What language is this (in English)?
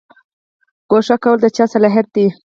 Pashto